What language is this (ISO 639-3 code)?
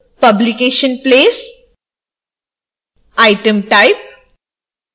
hin